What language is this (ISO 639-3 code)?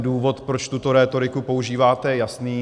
ces